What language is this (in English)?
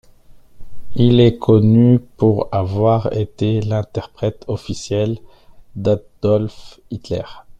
French